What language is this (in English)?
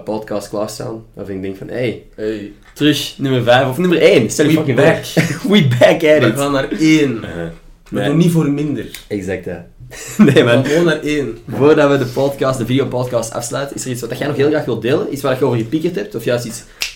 Dutch